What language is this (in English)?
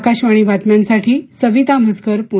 Marathi